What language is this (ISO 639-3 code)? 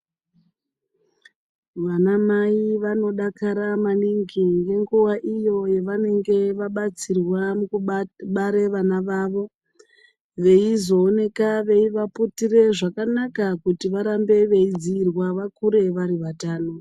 ndc